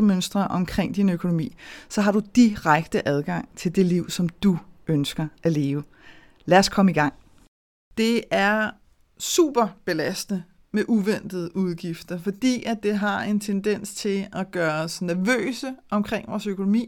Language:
Danish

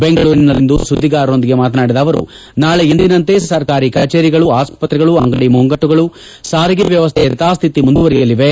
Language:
Kannada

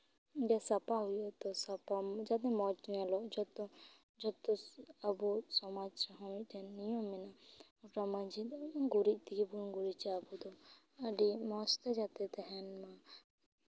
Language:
Santali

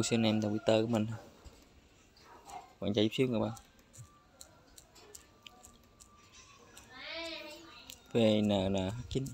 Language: Vietnamese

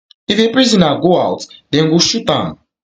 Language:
Nigerian Pidgin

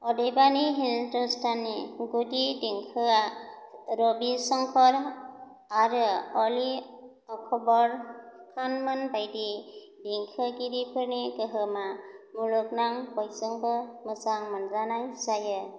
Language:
Bodo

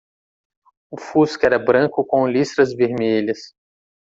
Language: Portuguese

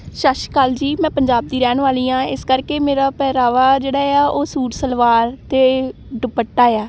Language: Punjabi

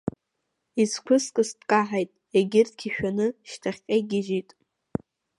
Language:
Abkhazian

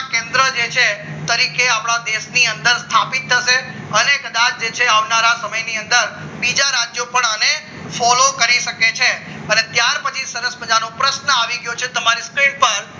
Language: Gujarati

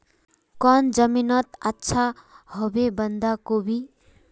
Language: Magahi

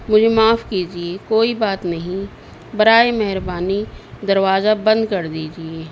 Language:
Urdu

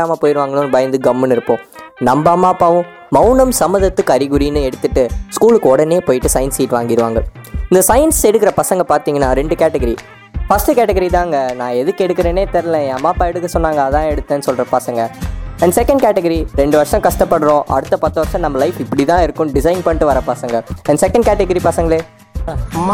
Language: Tamil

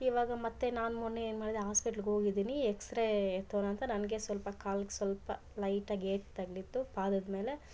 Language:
Kannada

